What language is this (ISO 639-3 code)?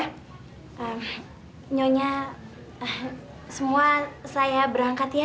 ind